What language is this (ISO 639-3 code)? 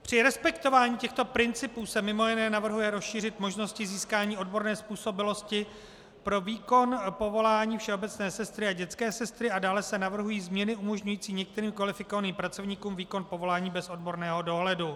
ces